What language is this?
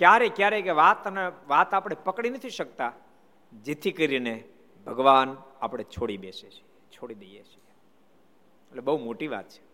Gujarati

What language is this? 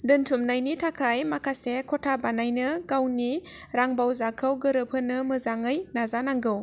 Bodo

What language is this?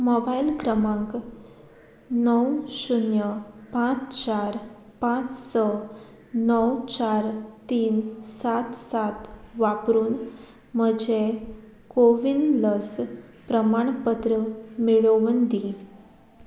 Konkani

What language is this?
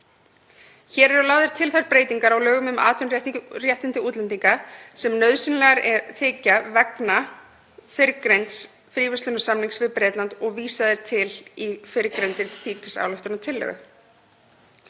Icelandic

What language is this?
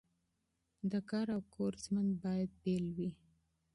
Pashto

